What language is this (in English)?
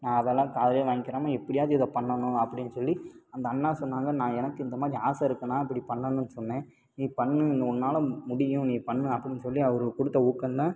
Tamil